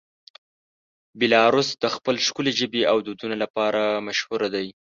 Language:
Pashto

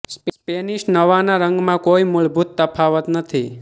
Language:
Gujarati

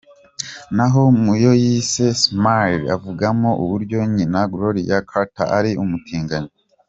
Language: Kinyarwanda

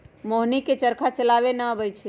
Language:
Magahi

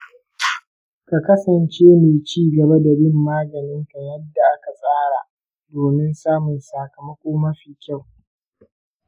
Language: Hausa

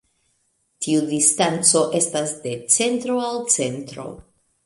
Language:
Esperanto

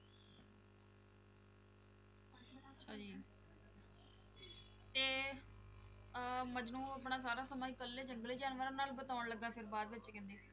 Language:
Punjabi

